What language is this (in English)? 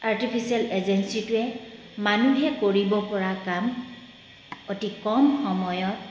Assamese